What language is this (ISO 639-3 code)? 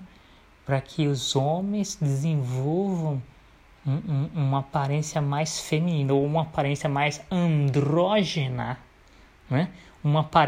por